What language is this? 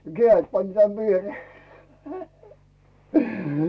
Finnish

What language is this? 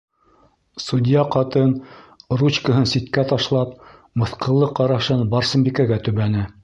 Bashkir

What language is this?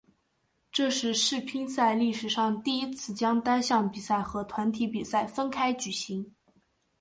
Chinese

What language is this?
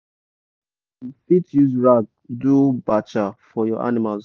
Nigerian Pidgin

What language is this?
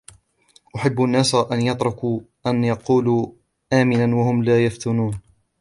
Arabic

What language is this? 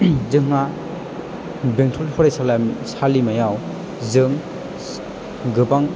Bodo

